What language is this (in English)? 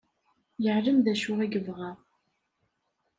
Kabyle